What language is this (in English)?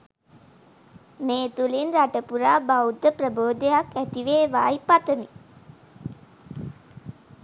Sinhala